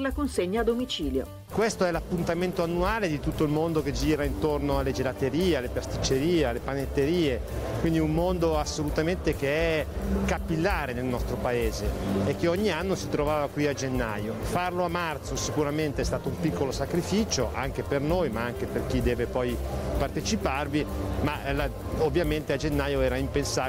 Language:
Italian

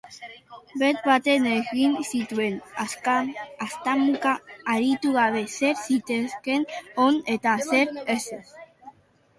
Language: Basque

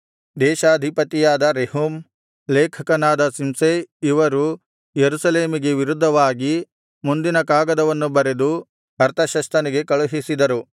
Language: Kannada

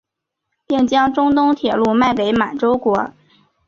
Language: Chinese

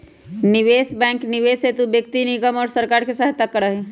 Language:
Magahi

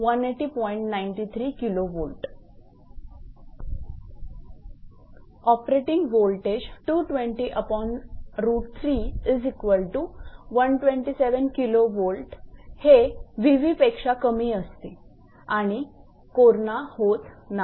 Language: Marathi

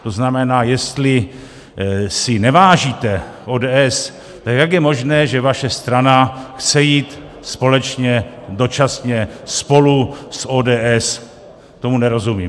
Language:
Czech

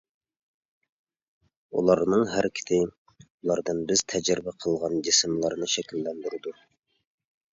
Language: Uyghur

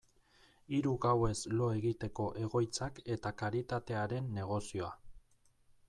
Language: Basque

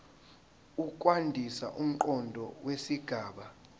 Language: Zulu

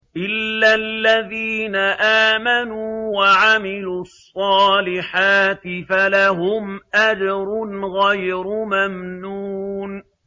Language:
Arabic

